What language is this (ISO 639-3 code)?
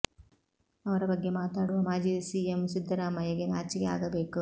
kan